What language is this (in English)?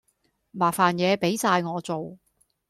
Cantonese